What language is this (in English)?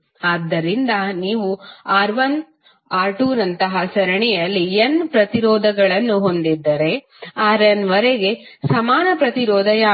Kannada